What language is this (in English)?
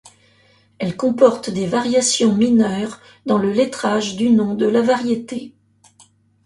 French